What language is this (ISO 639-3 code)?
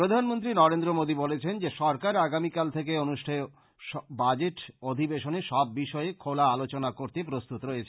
ben